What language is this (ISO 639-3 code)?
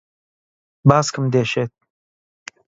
ckb